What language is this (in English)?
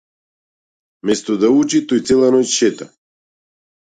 Macedonian